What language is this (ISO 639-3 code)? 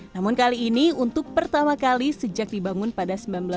ind